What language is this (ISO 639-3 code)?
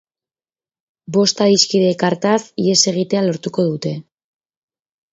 eus